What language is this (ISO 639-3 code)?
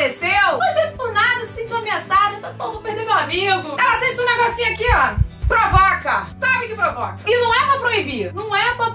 por